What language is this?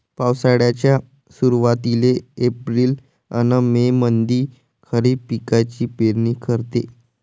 Marathi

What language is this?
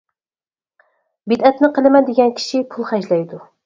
Uyghur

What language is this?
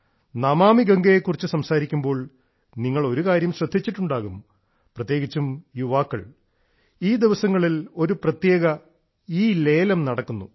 Malayalam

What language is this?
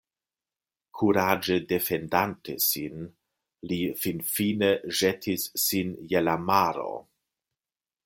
Esperanto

